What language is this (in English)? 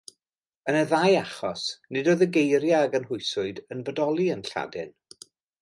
Welsh